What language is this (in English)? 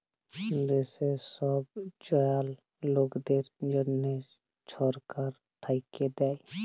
Bangla